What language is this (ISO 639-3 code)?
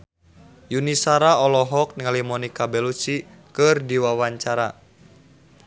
sun